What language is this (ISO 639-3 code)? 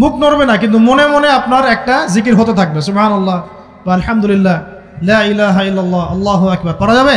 ara